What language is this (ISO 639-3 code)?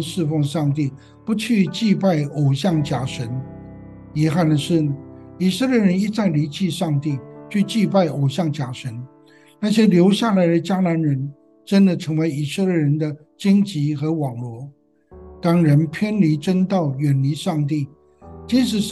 zho